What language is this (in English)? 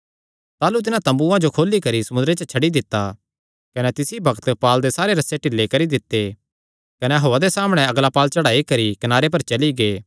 Kangri